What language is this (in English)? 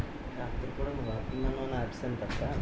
Telugu